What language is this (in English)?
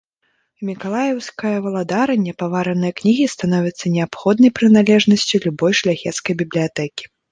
Belarusian